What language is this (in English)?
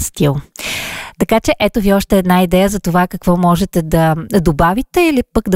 Bulgarian